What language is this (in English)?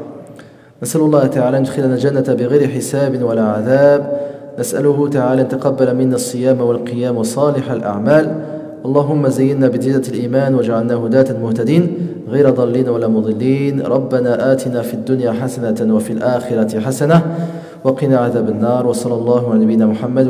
French